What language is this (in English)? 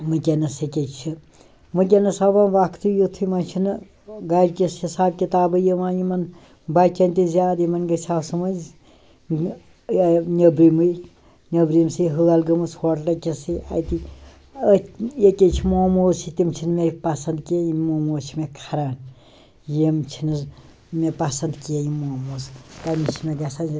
Kashmiri